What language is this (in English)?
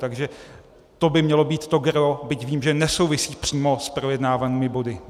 Czech